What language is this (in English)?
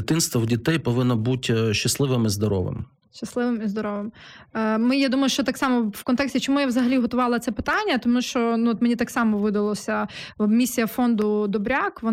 Ukrainian